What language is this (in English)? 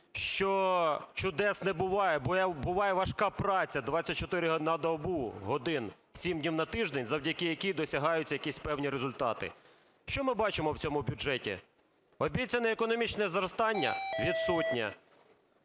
Ukrainian